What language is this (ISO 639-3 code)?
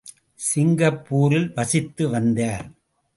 tam